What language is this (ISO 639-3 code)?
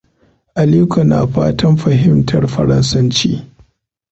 hau